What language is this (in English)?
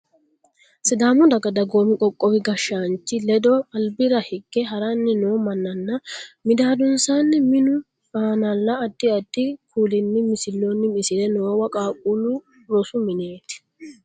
Sidamo